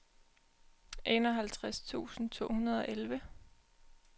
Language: Danish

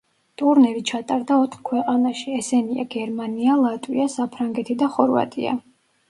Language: Georgian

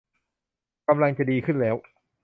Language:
Thai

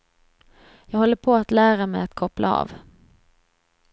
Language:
Swedish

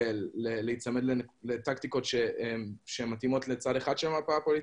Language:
Hebrew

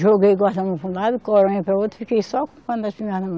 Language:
Portuguese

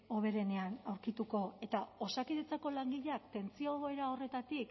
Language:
Basque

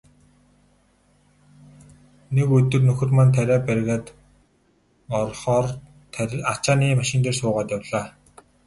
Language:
Mongolian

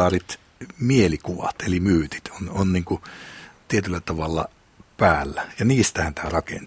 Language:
Finnish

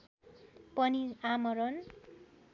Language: Nepali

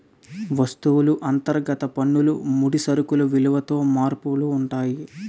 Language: Telugu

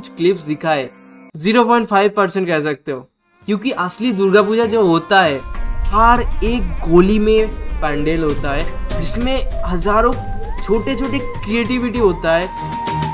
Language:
Hindi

